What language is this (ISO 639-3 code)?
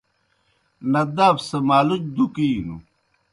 plk